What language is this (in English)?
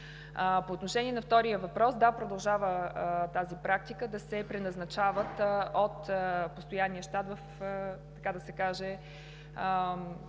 Bulgarian